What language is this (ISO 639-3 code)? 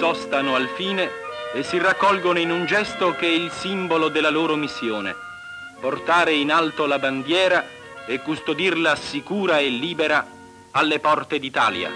ita